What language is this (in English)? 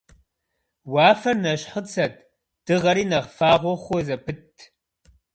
Kabardian